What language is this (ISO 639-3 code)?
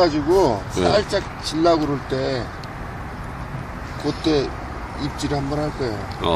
kor